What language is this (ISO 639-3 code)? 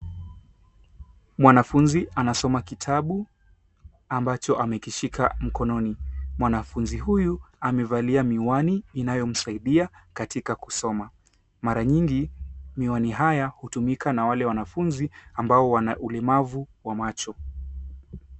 swa